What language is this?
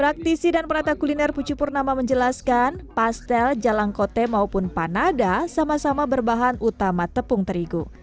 Indonesian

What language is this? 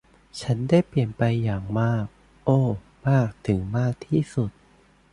Thai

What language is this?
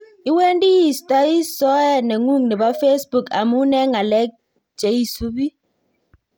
Kalenjin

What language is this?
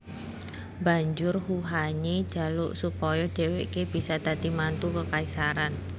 Javanese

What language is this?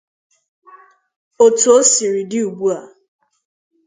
Igbo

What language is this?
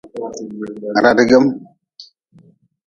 Nawdm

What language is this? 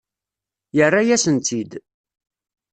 Kabyle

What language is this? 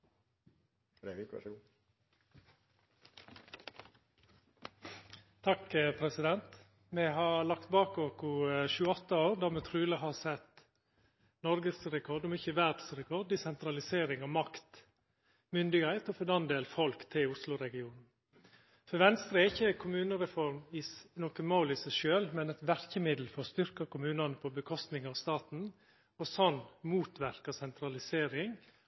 Norwegian Nynorsk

